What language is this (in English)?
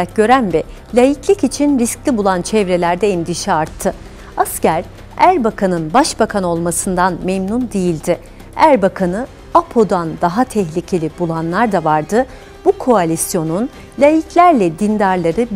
Turkish